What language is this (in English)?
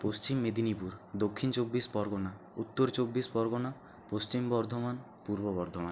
Bangla